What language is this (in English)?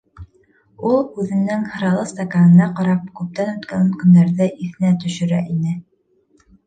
Bashkir